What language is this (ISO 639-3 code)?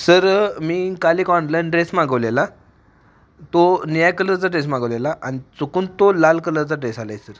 mar